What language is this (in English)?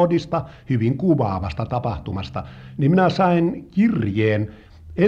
Finnish